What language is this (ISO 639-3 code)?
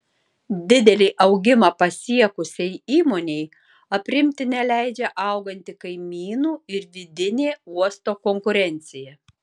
lit